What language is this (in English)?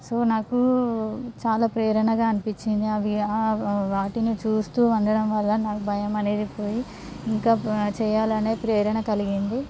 Telugu